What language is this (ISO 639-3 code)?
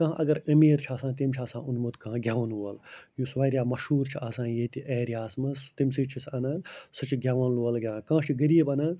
kas